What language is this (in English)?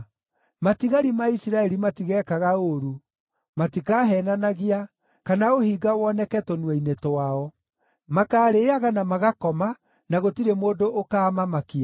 Kikuyu